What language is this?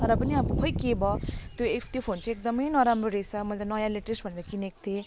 Nepali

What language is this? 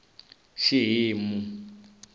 Tsonga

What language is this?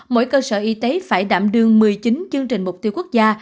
Vietnamese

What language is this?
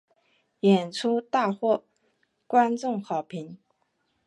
Chinese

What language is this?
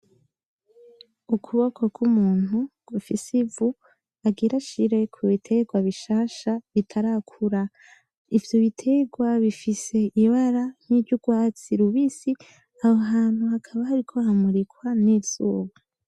Rundi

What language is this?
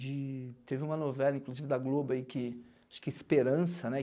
Portuguese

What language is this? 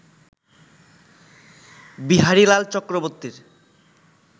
Bangla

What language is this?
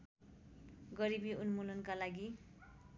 Nepali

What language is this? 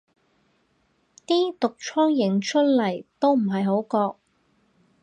Cantonese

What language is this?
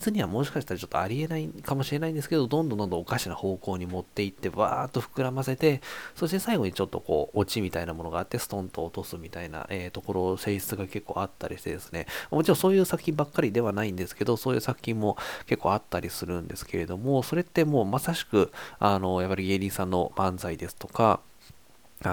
Japanese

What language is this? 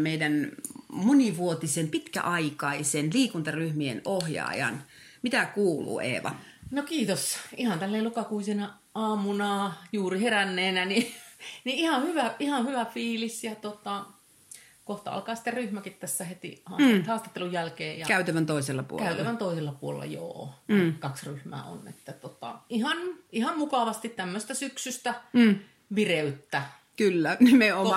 Finnish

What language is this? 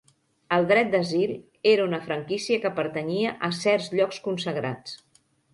Catalan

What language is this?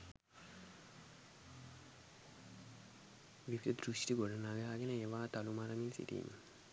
Sinhala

